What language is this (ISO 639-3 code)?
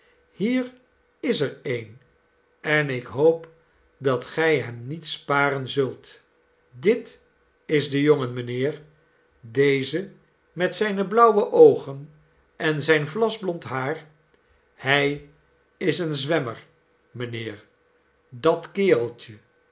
nld